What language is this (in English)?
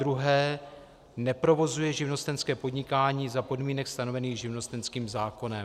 Czech